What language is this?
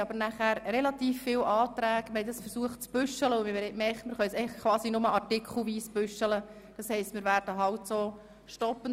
Swiss German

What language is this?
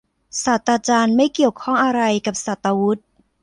Thai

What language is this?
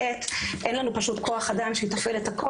Hebrew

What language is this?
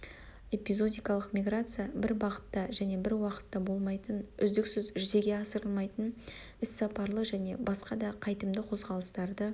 Kazakh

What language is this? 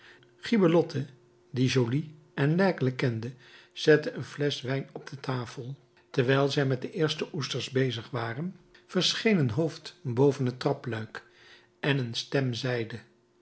Dutch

